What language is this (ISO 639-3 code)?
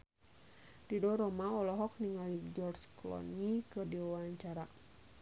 sun